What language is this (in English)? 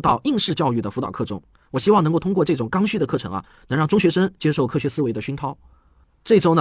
Chinese